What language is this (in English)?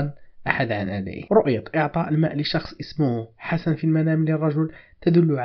Arabic